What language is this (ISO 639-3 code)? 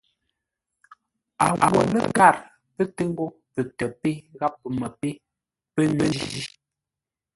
nla